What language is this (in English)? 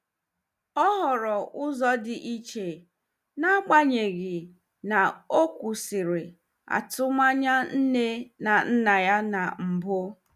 Igbo